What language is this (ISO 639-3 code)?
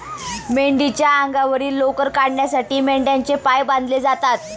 mar